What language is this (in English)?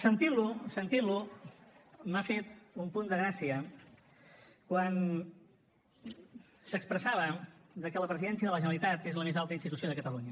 Catalan